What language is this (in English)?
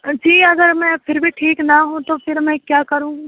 Urdu